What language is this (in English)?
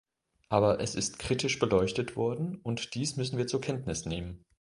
German